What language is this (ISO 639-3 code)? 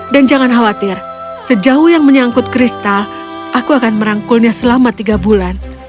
ind